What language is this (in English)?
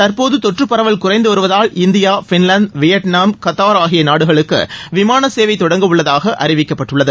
Tamil